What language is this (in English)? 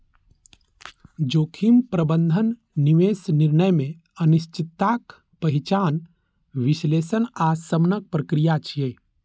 Maithili